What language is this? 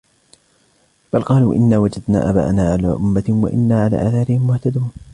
Arabic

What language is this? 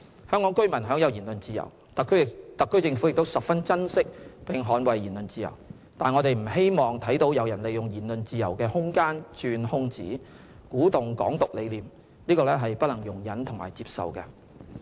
Cantonese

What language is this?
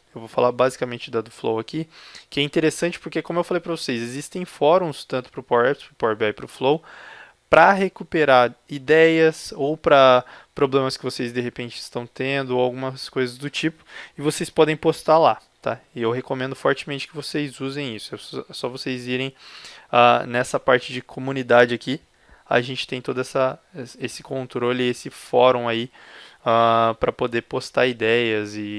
Portuguese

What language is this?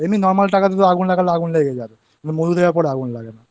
Bangla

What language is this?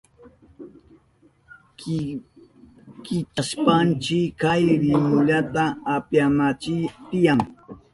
Southern Pastaza Quechua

